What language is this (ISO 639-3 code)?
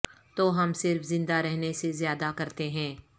urd